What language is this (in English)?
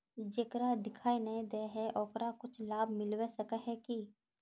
Magahi